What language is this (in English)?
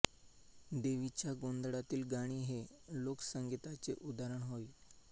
Marathi